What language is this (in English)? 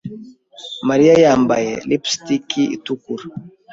Kinyarwanda